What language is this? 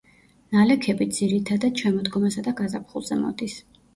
Georgian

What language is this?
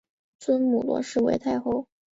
Chinese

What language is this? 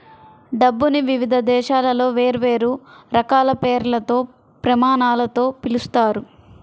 Telugu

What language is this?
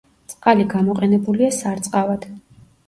Georgian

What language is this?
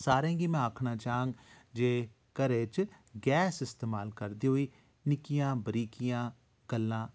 Dogri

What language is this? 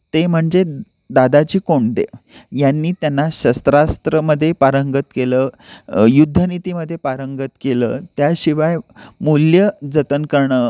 Marathi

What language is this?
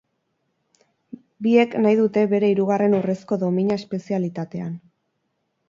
Basque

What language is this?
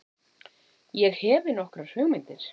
Icelandic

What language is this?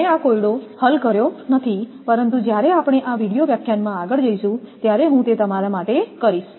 Gujarati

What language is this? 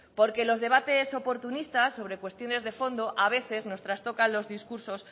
Spanish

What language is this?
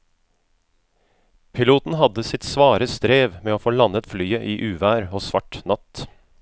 Norwegian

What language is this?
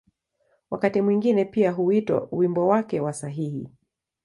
Swahili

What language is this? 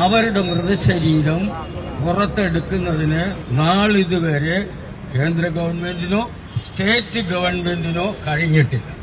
Malayalam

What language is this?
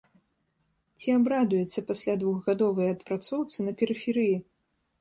Belarusian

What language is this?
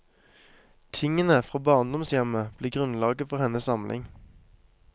Norwegian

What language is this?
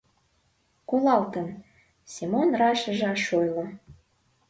Mari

